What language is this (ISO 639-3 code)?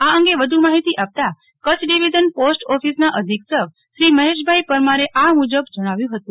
guj